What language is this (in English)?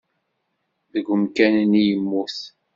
Kabyle